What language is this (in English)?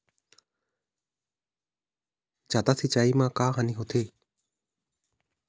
Chhattisgarhi